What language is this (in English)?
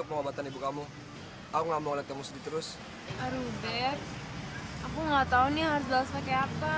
Indonesian